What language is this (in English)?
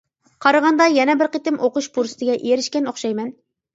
Uyghur